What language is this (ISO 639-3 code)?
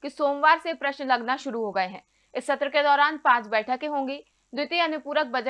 hin